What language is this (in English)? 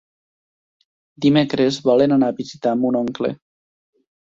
Catalan